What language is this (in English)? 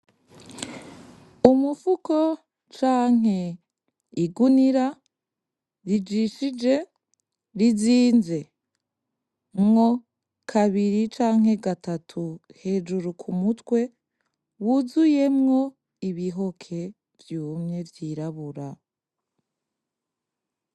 Rundi